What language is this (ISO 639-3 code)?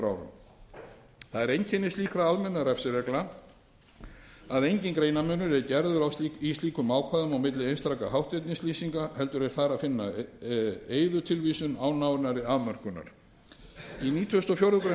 isl